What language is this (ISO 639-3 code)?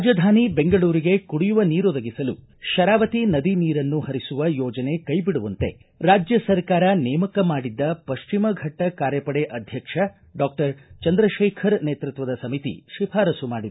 kan